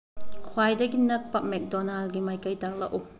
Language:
Manipuri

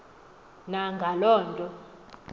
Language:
Xhosa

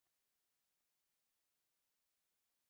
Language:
Basque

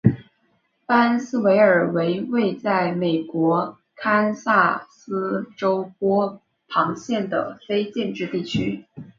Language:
Chinese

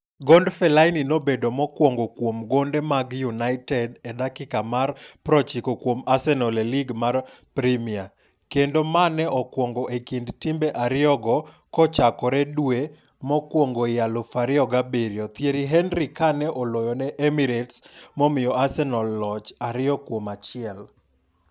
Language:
Luo (Kenya and Tanzania)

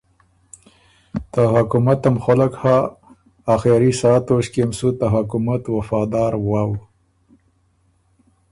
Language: Ormuri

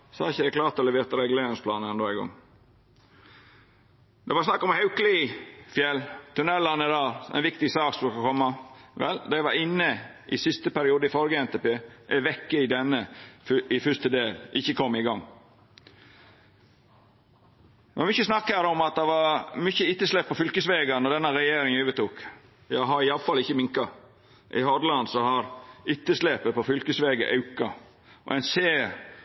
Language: Norwegian Nynorsk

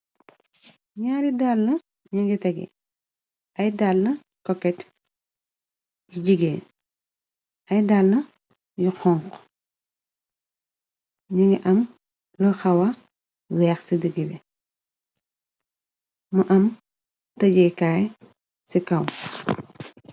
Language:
Wolof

